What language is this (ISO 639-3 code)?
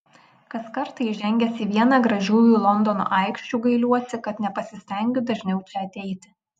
lit